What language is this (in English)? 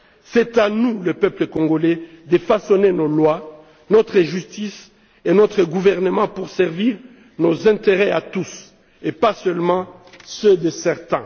French